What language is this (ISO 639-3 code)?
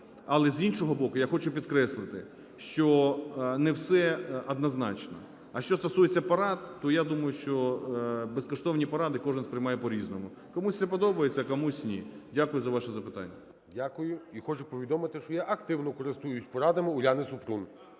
ukr